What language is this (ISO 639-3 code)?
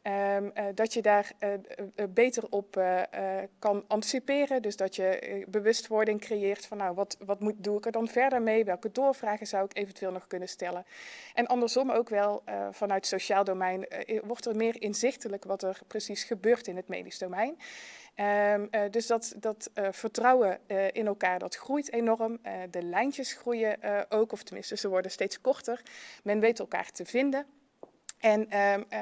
nld